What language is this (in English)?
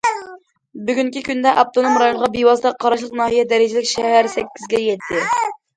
Uyghur